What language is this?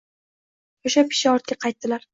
Uzbek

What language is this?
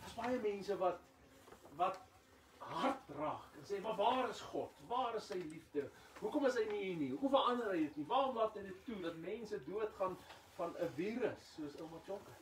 Dutch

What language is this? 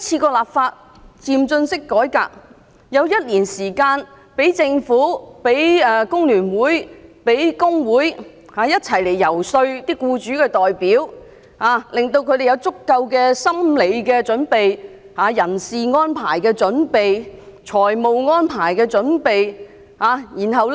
Cantonese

